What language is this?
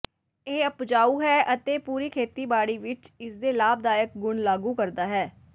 Punjabi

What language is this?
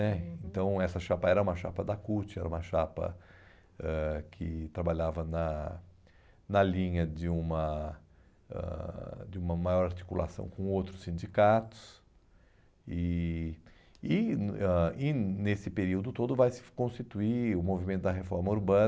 Portuguese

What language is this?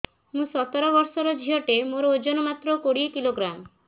Odia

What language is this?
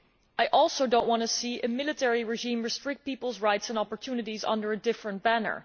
English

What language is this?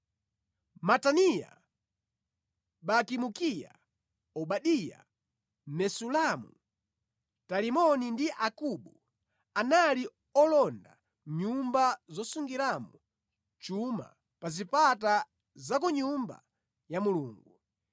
Nyanja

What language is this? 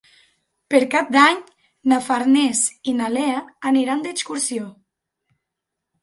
Catalan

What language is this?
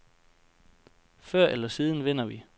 Danish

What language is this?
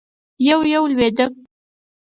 Pashto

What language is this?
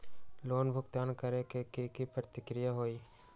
Magahi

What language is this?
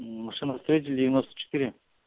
Russian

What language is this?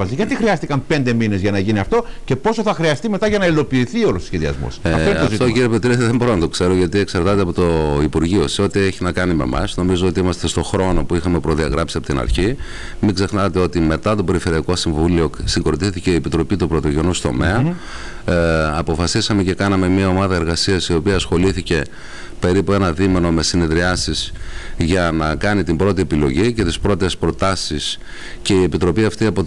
Greek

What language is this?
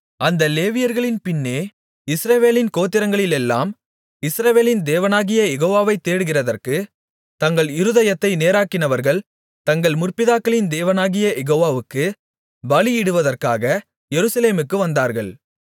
Tamil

